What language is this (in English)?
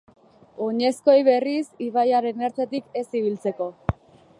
Basque